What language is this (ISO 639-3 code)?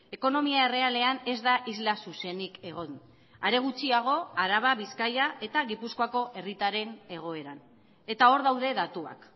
eus